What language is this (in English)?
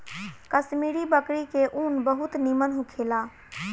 Bhojpuri